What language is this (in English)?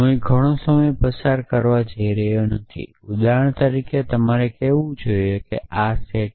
Gujarati